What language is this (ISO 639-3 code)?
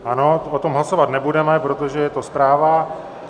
ces